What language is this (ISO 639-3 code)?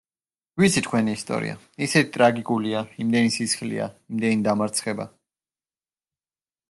kat